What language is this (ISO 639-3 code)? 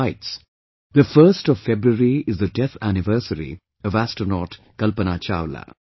eng